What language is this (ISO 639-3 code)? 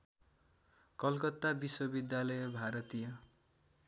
nep